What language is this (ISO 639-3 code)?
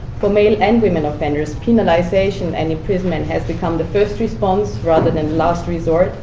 eng